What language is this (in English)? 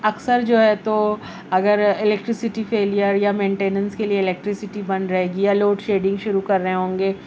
Urdu